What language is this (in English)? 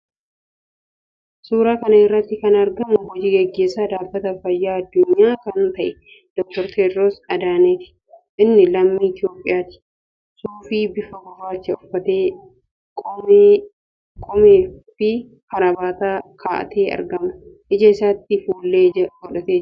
Oromo